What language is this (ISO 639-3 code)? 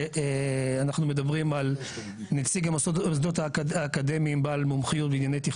heb